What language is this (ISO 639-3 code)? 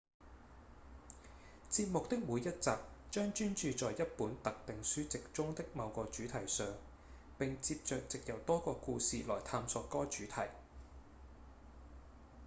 yue